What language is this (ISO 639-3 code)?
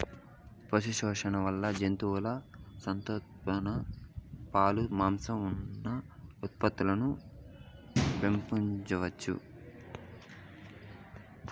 tel